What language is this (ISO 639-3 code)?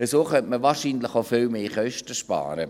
gsw